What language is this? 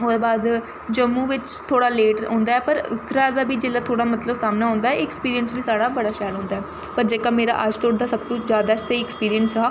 Dogri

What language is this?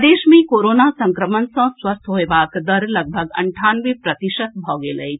Maithili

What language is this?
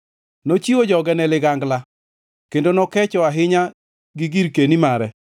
Luo (Kenya and Tanzania)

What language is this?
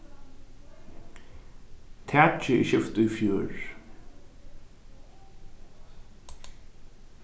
Faroese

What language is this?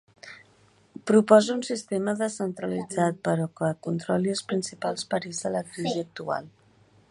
Catalan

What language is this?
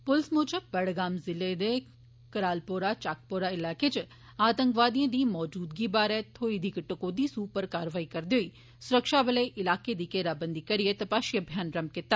Dogri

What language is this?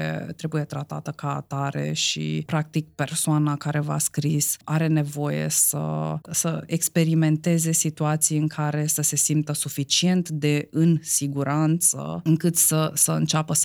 Romanian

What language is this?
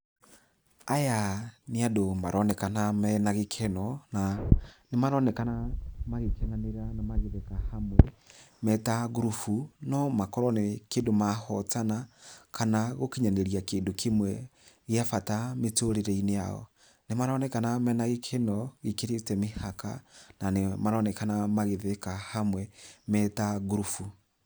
Kikuyu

